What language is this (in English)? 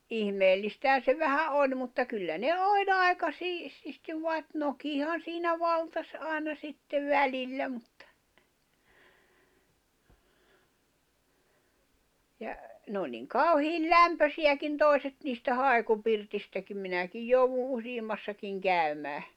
Finnish